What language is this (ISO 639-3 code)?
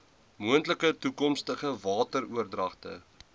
afr